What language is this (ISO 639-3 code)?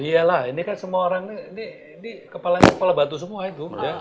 ind